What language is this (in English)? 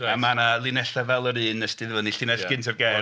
Welsh